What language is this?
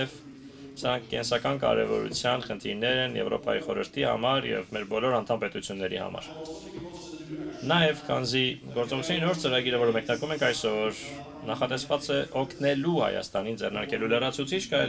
Romanian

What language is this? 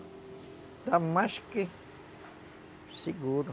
Portuguese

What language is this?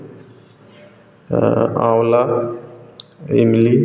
Hindi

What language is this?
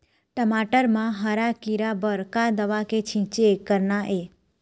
Chhattisgarhi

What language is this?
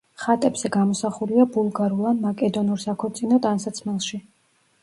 Georgian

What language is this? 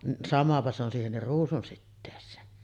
Finnish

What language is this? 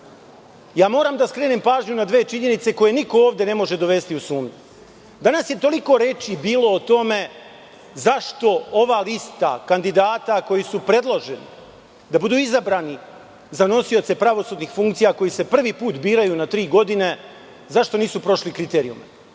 Serbian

